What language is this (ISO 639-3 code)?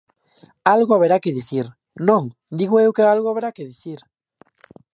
glg